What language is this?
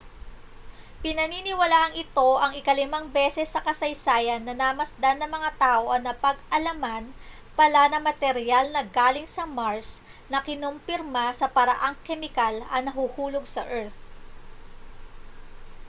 Filipino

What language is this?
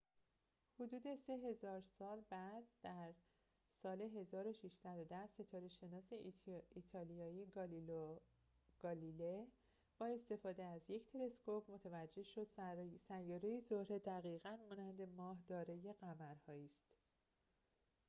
Persian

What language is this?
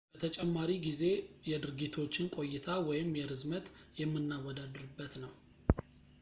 Amharic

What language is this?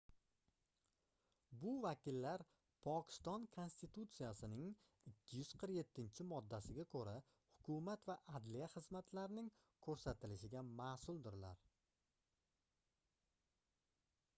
Uzbek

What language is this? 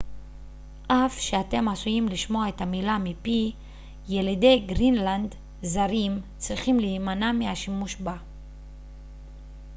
Hebrew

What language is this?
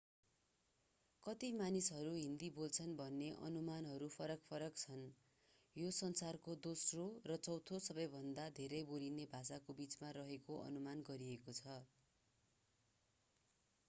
Nepali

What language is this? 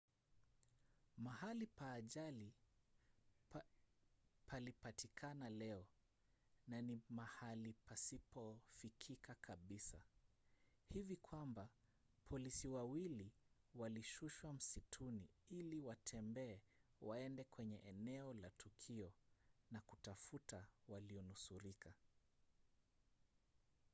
Swahili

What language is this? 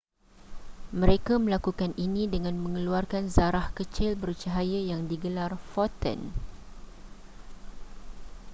Malay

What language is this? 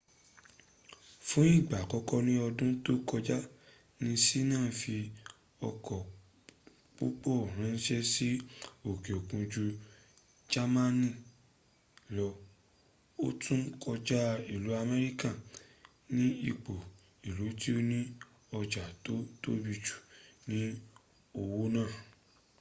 Yoruba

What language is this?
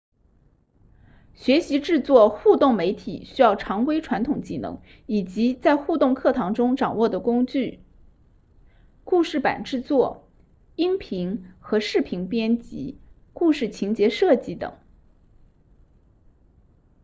Chinese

